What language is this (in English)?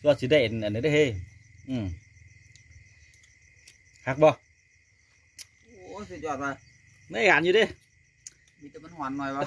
Thai